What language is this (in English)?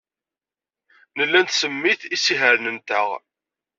Kabyle